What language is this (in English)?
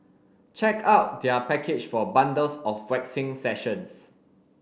English